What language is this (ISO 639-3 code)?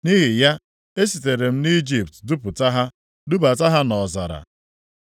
ibo